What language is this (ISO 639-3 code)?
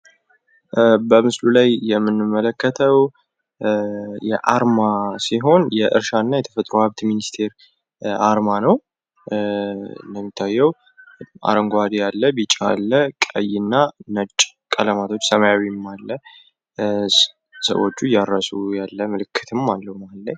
amh